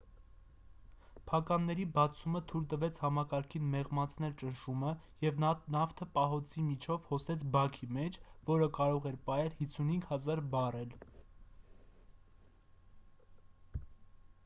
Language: Armenian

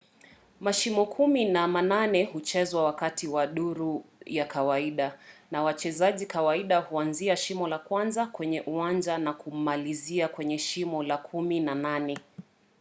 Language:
Swahili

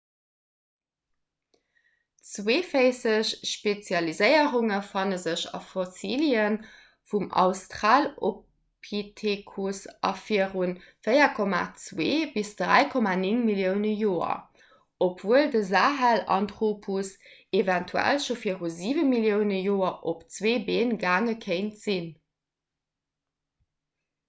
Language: Luxembourgish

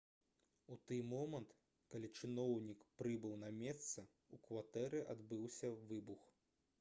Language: Belarusian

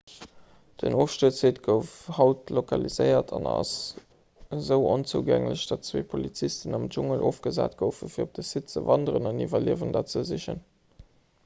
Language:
Luxembourgish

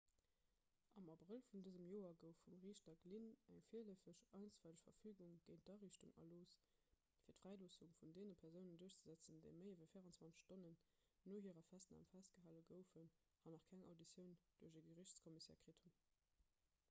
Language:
Luxembourgish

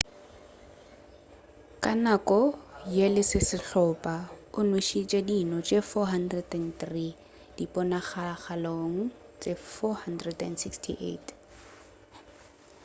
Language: Northern Sotho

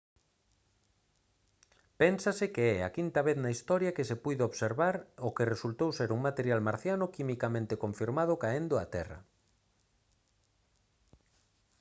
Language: Galician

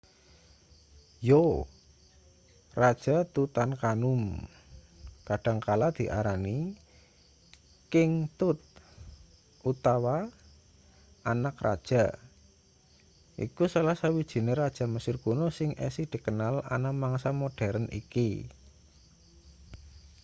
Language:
Javanese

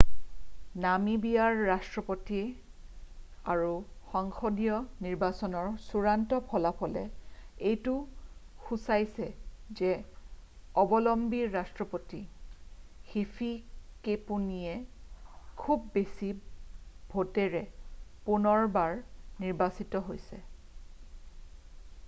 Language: Assamese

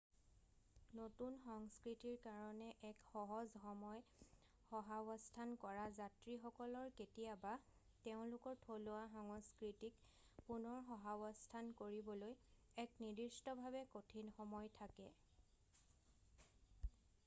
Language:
Assamese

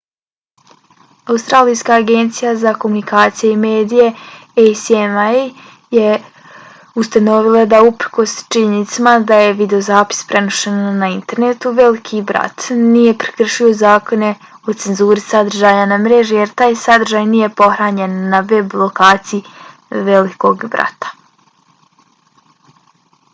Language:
Bosnian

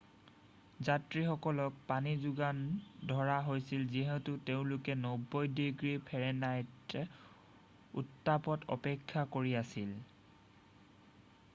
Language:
Assamese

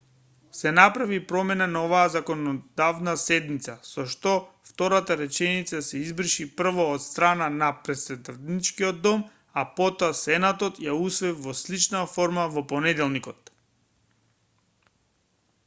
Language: Macedonian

